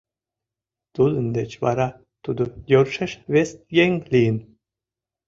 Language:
Mari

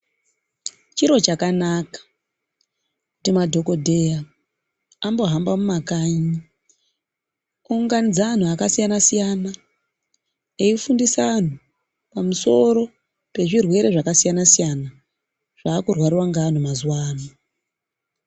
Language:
Ndau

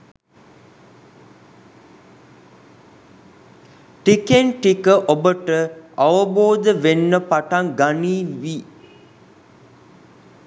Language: Sinhala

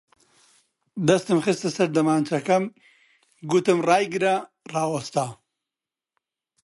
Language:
Central Kurdish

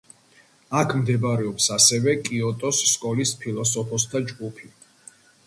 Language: Georgian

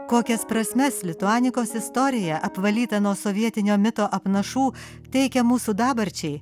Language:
Lithuanian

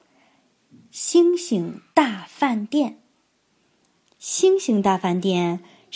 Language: Chinese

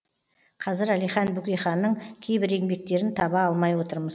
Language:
Kazakh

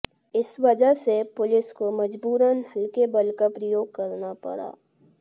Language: Hindi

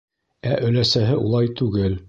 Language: Bashkir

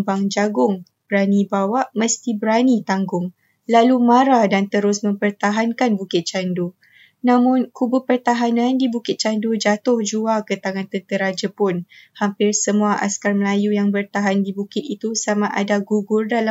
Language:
Malay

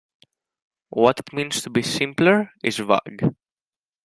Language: English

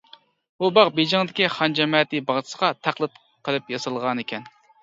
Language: Uyghur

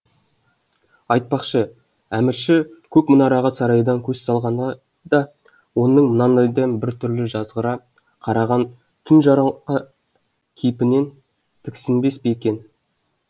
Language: Kazakh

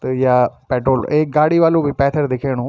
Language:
Garhwali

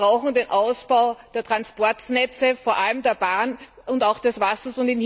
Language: German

